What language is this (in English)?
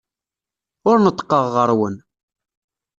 Kabyle